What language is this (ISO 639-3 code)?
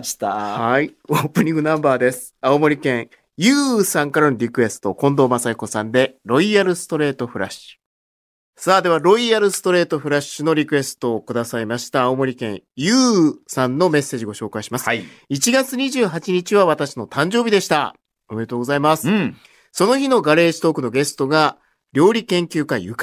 jpn